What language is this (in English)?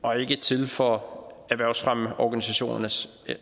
Danish